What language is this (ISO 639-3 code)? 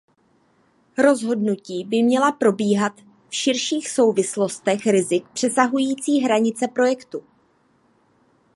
ces